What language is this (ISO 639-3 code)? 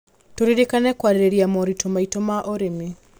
kik